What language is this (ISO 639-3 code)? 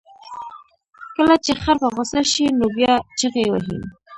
pus